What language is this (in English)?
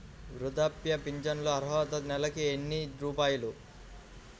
Telugu